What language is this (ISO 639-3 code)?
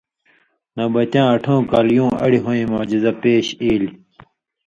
mvy